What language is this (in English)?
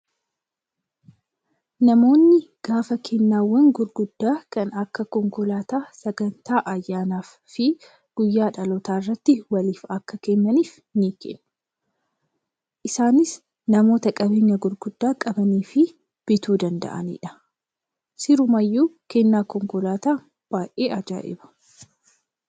Oromo